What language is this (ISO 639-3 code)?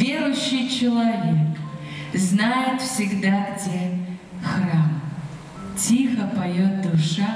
rus